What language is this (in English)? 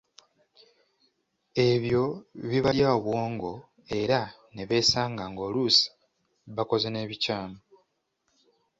Ganda